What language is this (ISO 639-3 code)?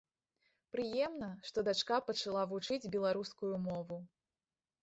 bel